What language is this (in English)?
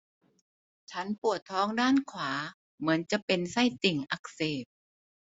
Thai